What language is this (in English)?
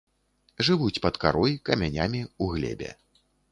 Belarusian